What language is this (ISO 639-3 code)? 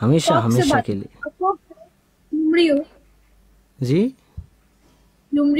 hin